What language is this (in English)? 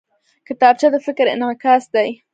Pashto